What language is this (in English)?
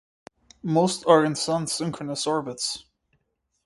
English